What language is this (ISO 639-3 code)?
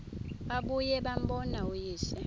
xho